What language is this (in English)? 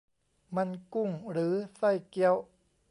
Thai